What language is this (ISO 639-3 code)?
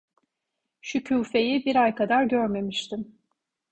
tur